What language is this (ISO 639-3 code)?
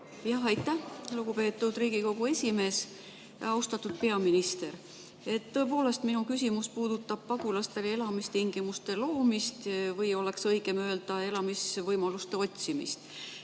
est